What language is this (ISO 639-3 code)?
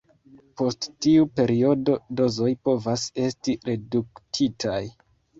epo